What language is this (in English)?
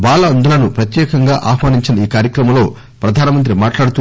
Telugu